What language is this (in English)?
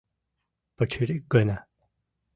Mari